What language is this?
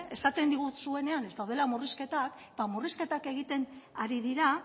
Basque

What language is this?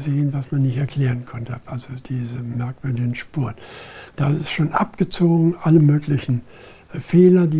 German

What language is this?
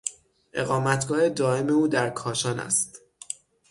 Persian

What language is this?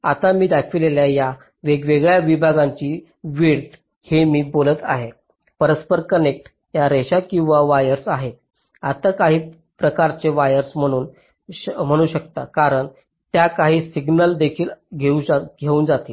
Marathi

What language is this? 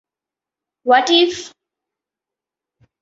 Bangla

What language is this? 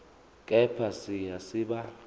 Zulu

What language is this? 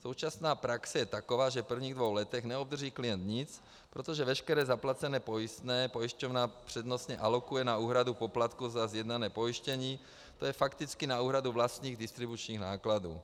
Czech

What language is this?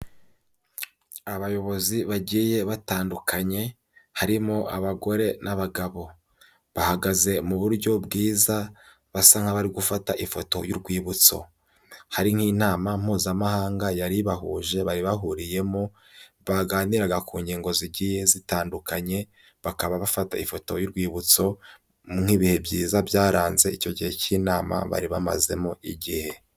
Kinyarwanda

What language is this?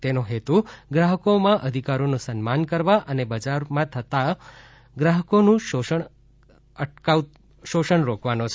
Gujarati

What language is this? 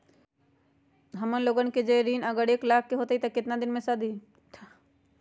Magahi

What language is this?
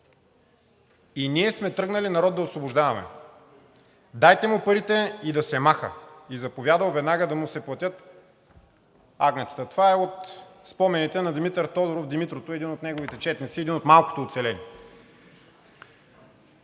Bulgarian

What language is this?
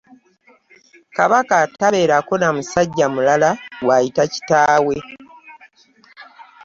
Ganda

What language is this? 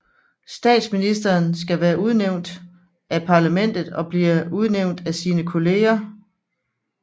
Danish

